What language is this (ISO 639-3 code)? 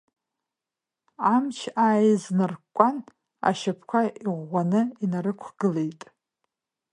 abk